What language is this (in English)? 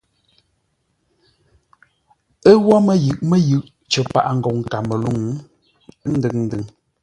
Ngombale